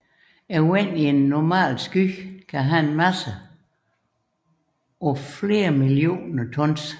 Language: Danish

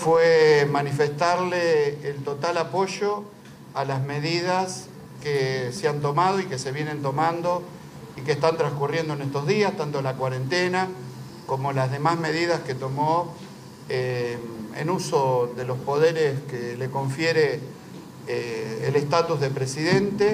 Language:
Spanish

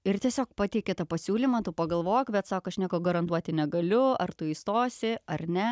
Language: Lithuanian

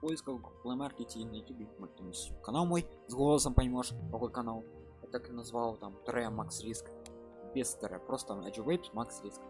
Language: Russian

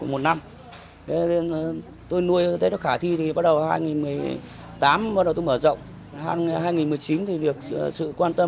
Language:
Vietnamese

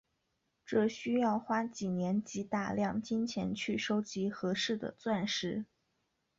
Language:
Chinese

